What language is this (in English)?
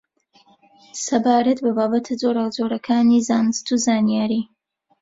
Central Kurdish